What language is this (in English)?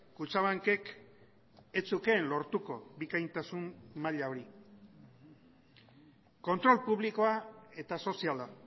Basque